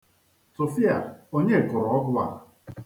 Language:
Igbo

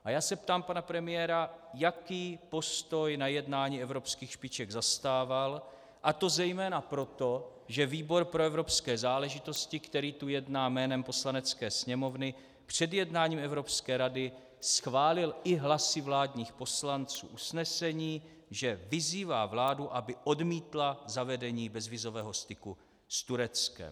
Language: Czech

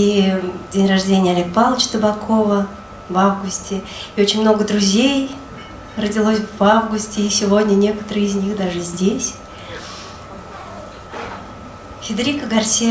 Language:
Russian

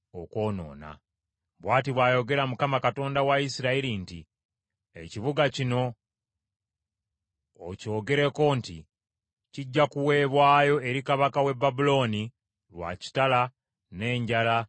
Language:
Ganda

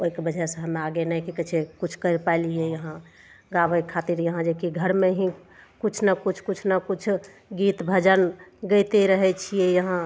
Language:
Maithili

